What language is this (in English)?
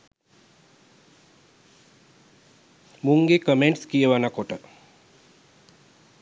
Sinhala